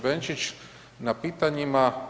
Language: Croatian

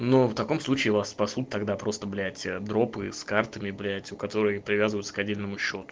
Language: Russian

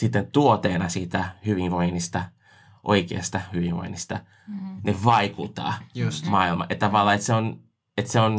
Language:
Finnish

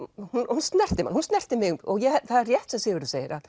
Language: Icelandic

